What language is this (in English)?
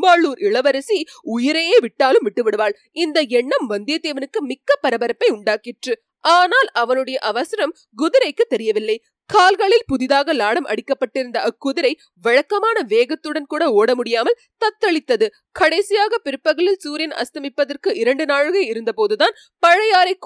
Tamil